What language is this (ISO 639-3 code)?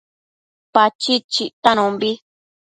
mcf